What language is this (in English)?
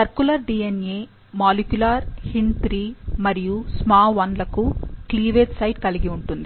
Telugu